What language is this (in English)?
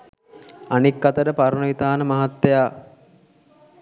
Sinhala